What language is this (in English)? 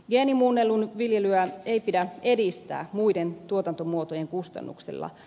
Finnish